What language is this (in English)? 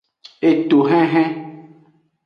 Aja (Benin)